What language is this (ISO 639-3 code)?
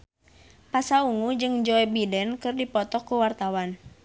sun